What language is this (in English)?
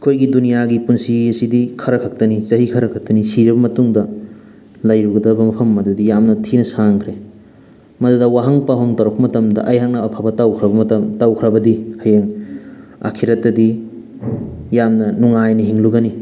Manipuri